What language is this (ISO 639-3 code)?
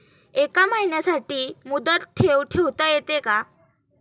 mar